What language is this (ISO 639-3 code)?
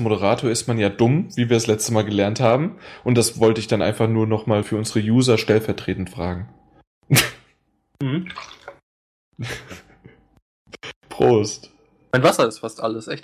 deu